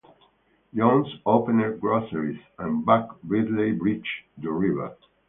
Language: English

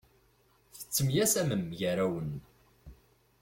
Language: Kabyle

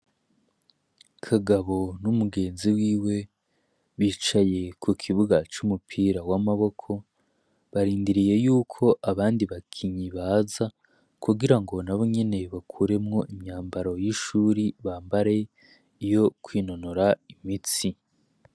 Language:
Rundi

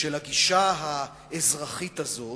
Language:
Hebrew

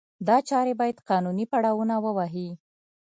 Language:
Pashto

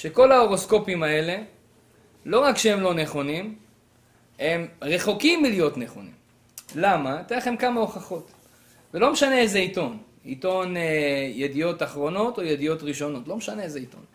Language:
Hebrew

